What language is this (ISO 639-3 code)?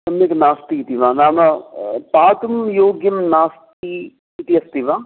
san